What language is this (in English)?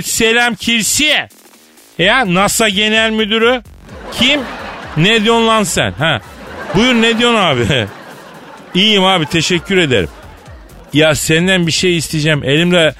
Turkish